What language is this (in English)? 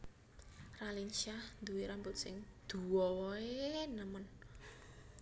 Javanese